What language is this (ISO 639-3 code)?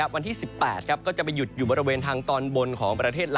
tha